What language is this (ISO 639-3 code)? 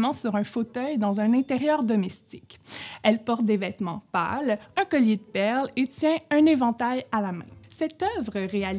fra